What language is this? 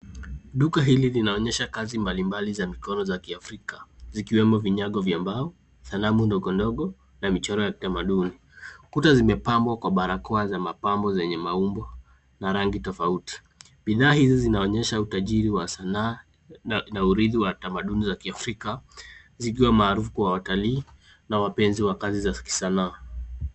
Swahili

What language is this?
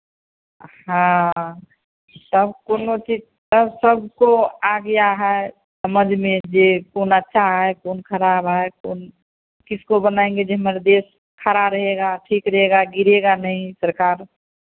Hindi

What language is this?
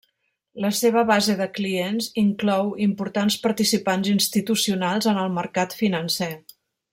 Catalan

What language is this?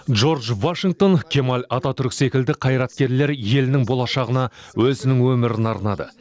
Kazakh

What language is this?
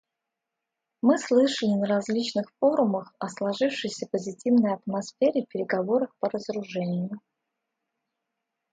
Russian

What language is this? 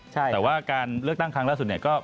Thai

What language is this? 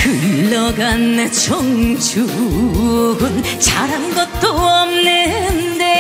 Korean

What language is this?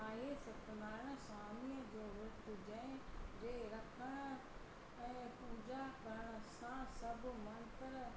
Sindhi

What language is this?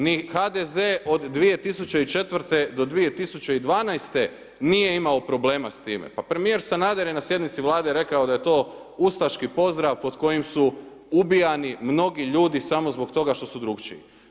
Croatian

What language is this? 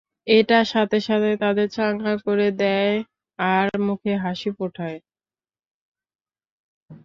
Bangla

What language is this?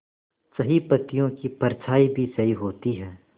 Hindi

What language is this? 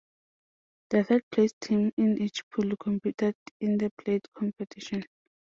English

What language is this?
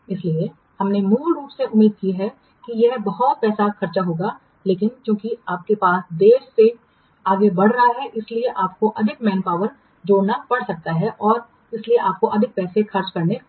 Hindi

